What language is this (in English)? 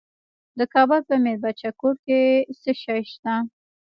Pashto